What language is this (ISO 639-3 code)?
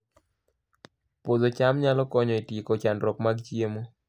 luo